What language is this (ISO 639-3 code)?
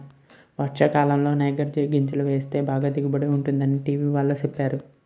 tel